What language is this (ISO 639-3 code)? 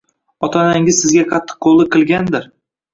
uzb